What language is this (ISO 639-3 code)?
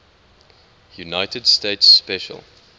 eng